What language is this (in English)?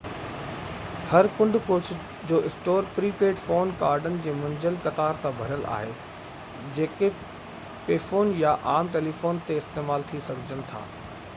Sindhi